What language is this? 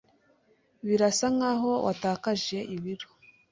Kinyarwanda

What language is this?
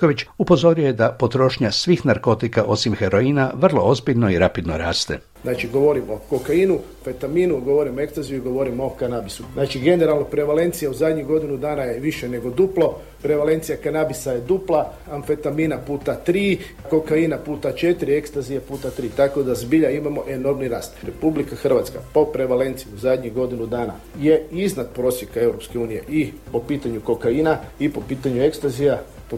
Croatian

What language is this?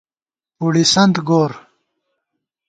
Gawar-Bati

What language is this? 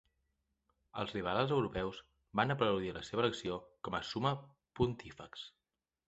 Catalan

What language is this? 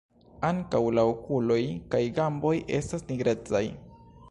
Esperanto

